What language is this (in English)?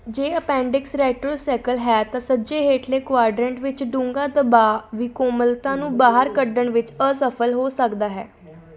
Punjabi